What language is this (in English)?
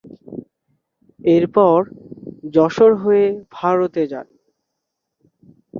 Bangla